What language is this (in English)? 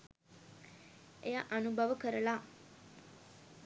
Sinhala